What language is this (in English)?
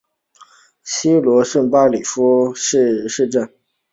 Chinese